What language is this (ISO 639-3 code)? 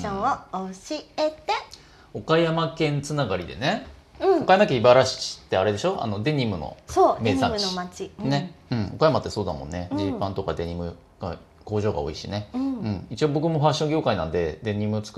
jpn